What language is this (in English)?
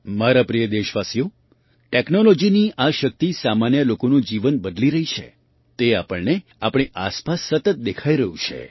Gujarati